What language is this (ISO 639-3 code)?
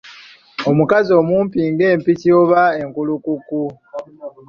lug